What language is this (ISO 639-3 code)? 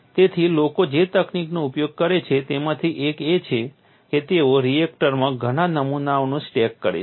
guj